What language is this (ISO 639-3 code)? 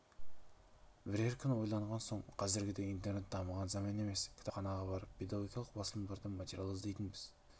kaz